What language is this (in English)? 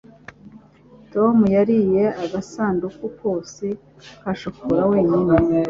Kinyarwanda